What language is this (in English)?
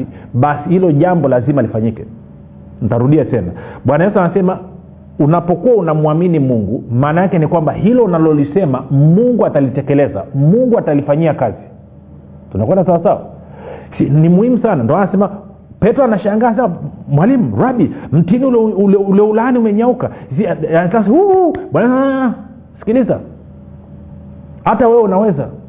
Swahili